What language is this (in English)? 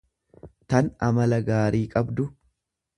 Oromo